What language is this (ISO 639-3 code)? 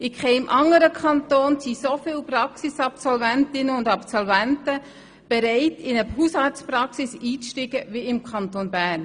gsw